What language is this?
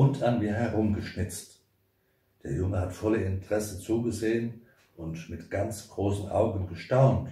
German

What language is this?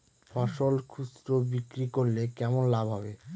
Bangla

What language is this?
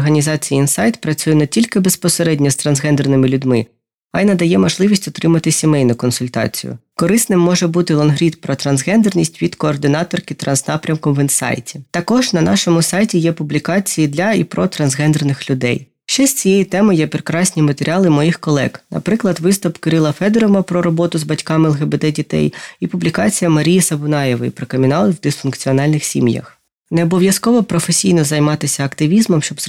Ukrainian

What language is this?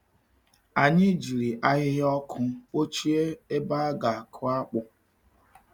Igbo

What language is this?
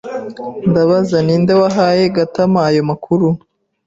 Kinyarwanda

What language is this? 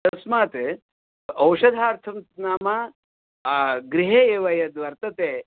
Sanskrit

